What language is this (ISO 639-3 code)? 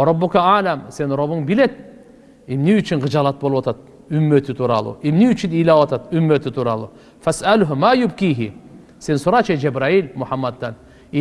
tur